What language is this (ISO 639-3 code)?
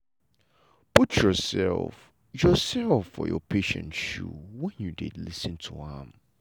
pcm